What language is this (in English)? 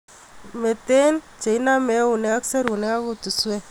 Kalenjin